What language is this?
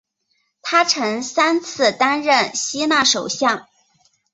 Chinese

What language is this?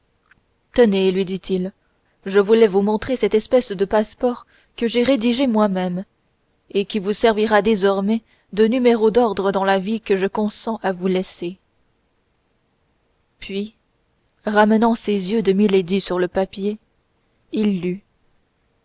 French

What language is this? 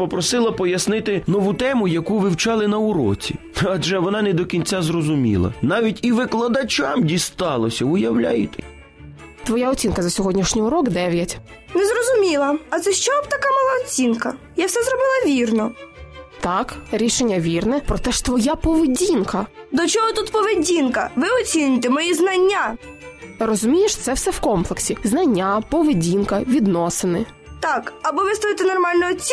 Ukrainian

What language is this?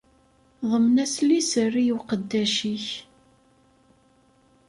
Kabyle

